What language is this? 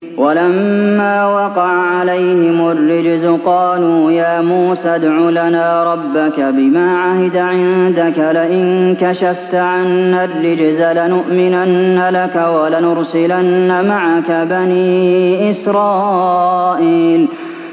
Arabic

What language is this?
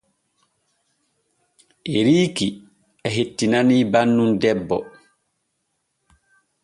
Borgu Fulfulde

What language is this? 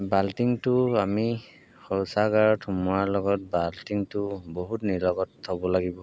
Assamese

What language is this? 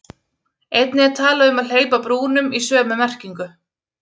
Icelandic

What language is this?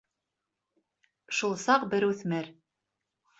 Bashkir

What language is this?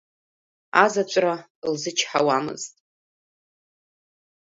Abkhazian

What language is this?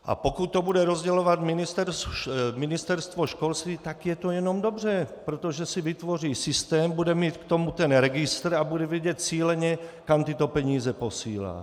Czech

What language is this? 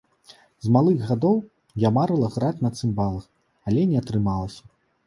Belarusian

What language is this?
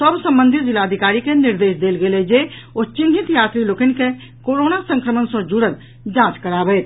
Maithili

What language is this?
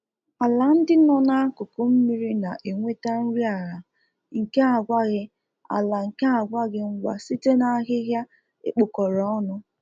Igbo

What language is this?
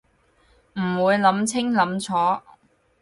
Cantonese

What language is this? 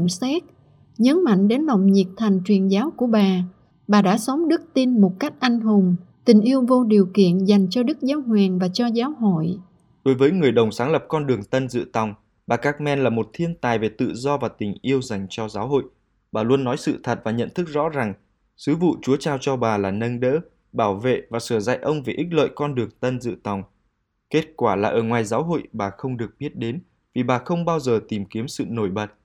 Vietnamese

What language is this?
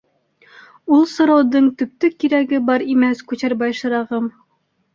Bashkir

